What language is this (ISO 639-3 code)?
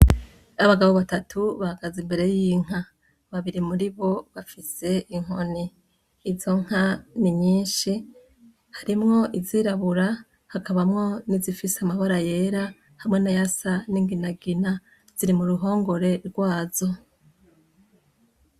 run